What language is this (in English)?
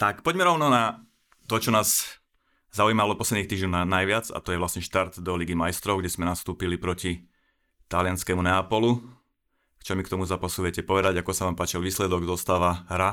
Slovak